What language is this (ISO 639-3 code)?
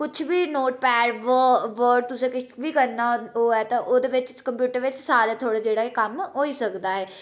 doi